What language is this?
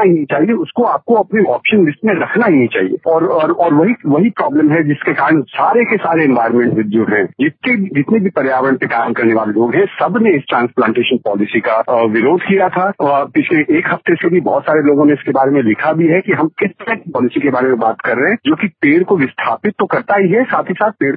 Hindi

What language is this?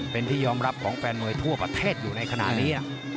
Thai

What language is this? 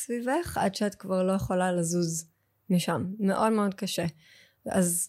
Hebrew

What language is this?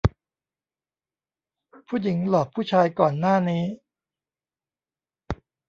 Thai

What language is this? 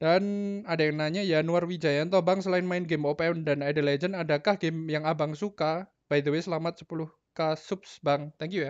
Indonesian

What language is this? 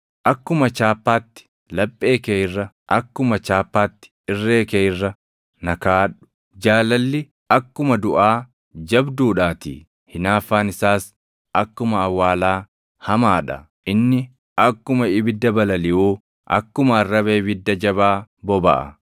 Oromo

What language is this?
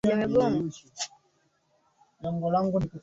Swahili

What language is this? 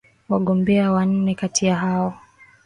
Swahili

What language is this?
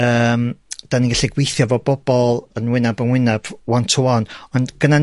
Welsh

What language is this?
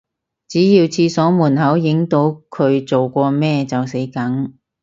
Cantonese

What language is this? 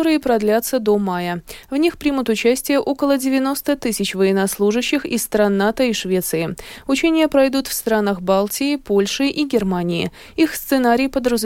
Russian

